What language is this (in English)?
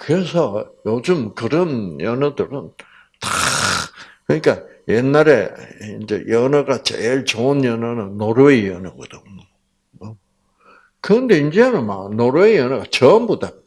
Korean